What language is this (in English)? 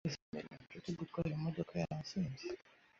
Kinyarwanda